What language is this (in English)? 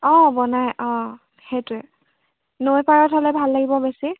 Assamese